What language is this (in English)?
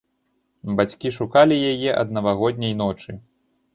Belarusian